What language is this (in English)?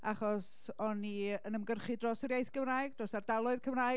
Welsh